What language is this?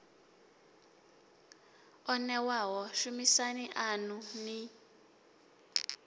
Venda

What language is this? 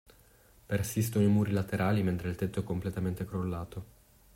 Italian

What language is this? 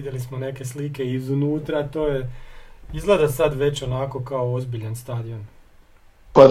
Croatian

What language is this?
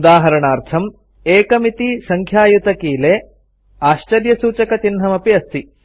Sanskrit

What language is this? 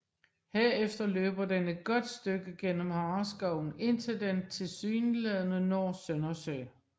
Danish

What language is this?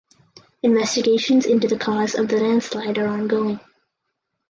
English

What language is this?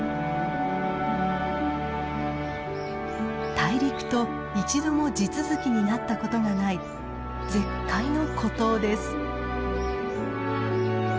Japanese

